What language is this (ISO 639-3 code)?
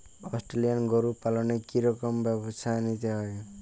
ben